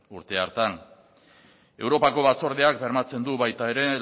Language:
Basque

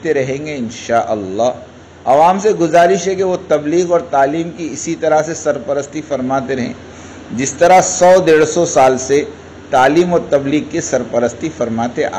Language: Dutch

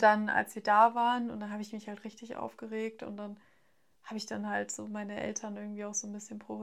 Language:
German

